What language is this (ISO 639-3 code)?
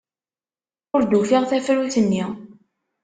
kab